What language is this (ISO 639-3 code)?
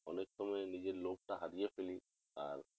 ben